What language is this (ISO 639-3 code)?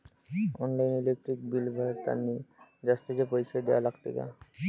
mar